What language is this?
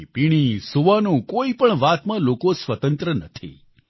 Gujarati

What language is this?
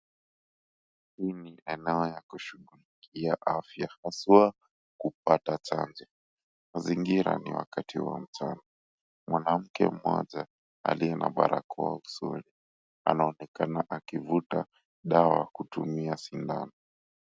Swahili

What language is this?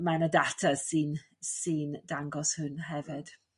Welsh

